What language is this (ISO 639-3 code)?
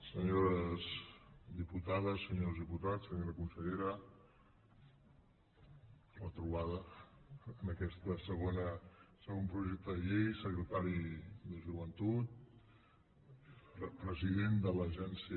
cat